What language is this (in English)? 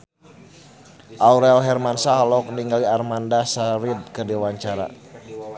Sundanese